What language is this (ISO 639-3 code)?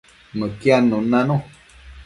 mcf